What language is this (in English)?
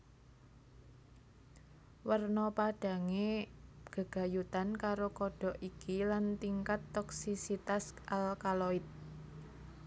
Javanese